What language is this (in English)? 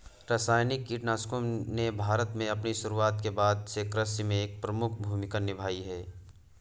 Hindi